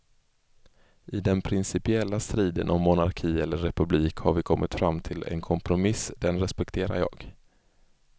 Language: Swedish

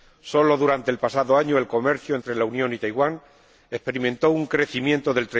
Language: Spanish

